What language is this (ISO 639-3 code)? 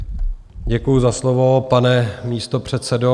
ces